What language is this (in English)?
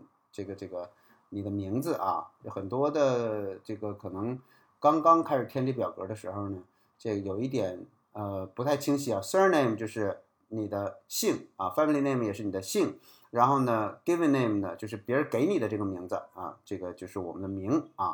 Chinese